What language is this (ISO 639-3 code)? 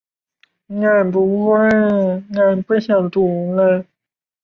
zho